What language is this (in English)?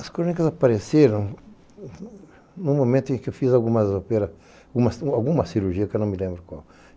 Portuguese